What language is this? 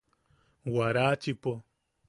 Yaqui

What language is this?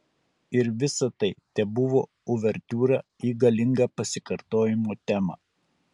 Lithuanian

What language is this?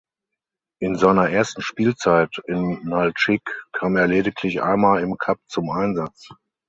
German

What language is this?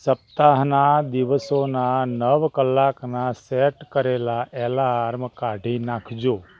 Gujarati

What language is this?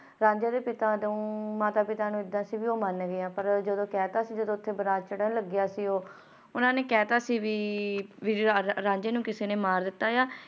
Punjabi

